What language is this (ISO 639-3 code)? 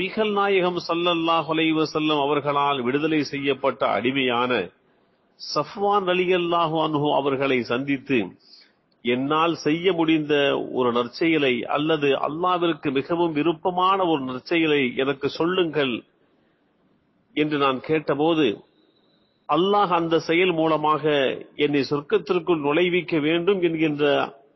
ara